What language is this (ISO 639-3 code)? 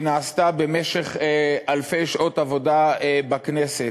heb